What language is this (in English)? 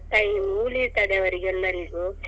Kannada